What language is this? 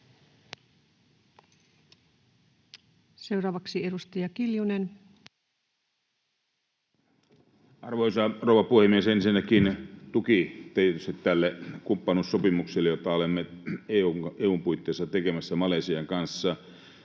Finnish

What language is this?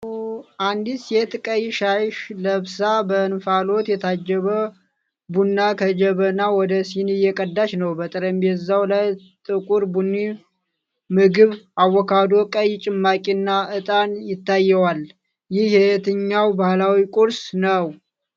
Amharic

